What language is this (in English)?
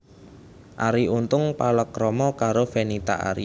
Javanese